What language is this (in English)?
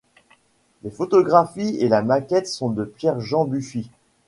French